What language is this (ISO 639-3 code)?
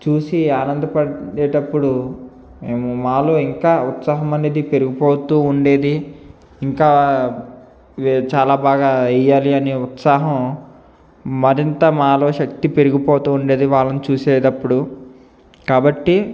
tel